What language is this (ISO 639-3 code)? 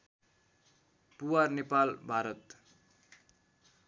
nep